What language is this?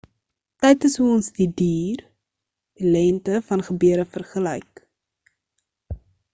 Afrikaans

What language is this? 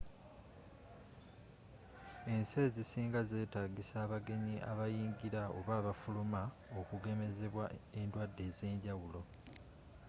Ganda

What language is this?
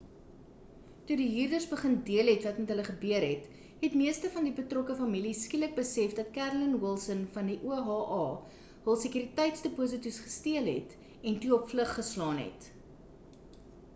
Afrikaans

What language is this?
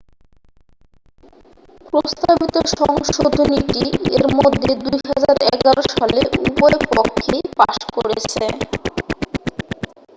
Bangla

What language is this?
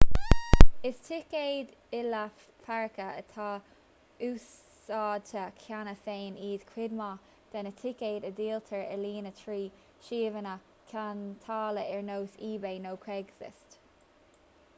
Irish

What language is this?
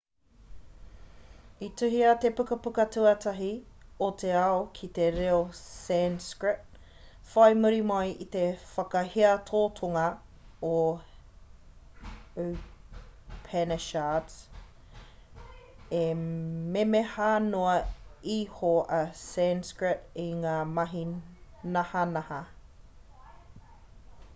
Māori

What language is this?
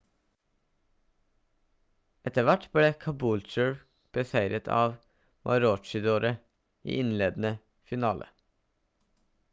Norwegian Bokmål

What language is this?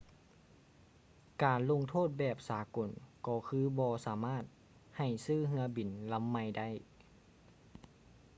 Lao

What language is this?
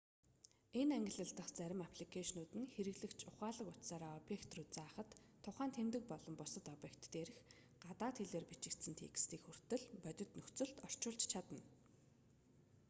Mongolian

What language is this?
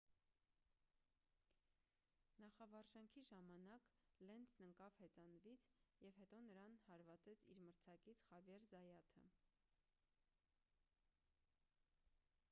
Armenian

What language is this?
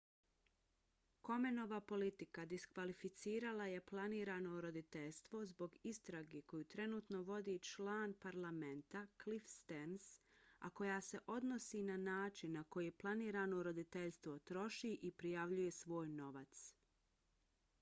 Bosnian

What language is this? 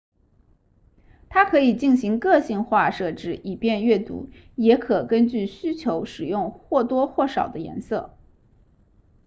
Chinese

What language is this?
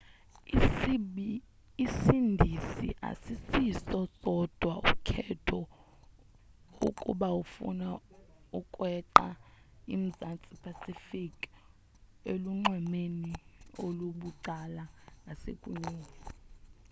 Xhosa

